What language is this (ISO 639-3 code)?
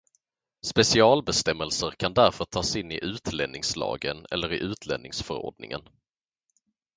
swe